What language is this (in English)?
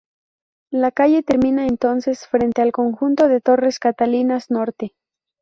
Spanish